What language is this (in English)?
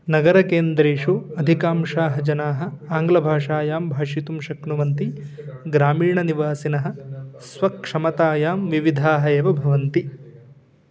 Sanskrit